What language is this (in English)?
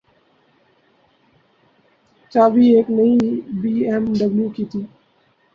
Urdu